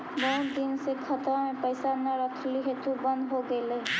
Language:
Magahi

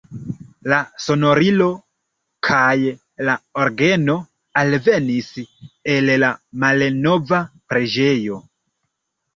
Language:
Esperanto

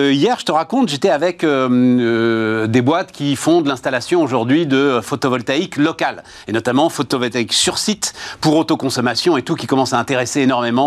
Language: French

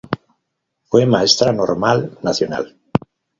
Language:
Spanish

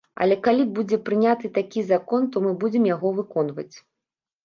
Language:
Belarusian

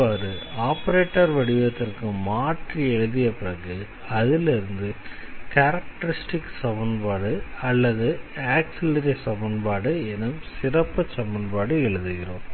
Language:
Tamil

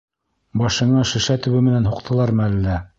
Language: Bashkir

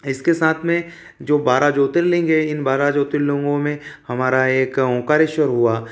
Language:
Hindi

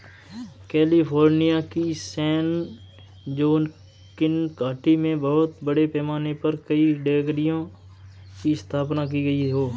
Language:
Hindi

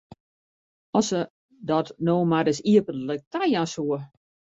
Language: Western Frisian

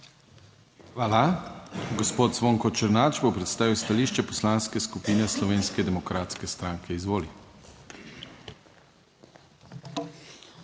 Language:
Slovenian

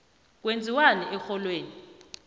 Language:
South Ndebele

